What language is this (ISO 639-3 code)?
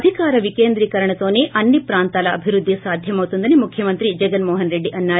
tel